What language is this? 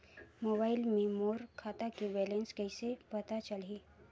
Chhattisgarhi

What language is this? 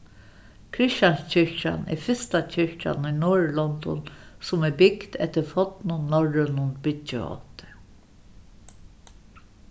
Faroese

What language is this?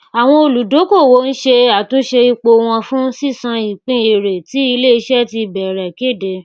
Yoruba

